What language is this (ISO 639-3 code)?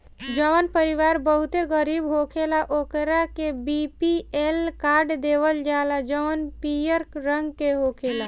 bho